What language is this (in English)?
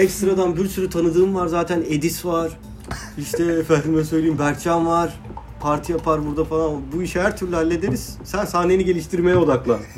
Turkish